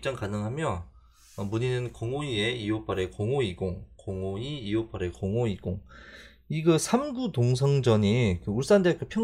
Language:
Korean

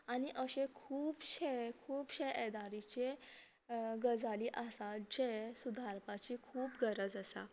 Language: Konkani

